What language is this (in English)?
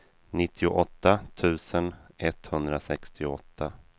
Swedish